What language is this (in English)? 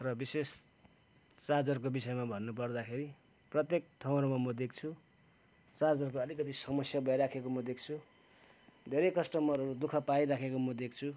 Nepali